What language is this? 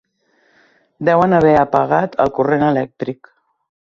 Catalan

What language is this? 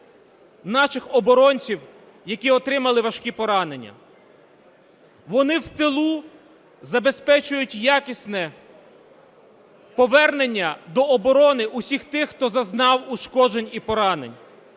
Ukrainian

